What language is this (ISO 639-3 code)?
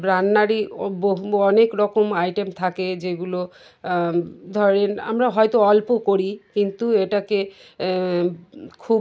ben